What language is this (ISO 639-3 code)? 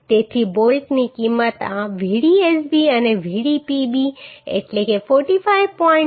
guj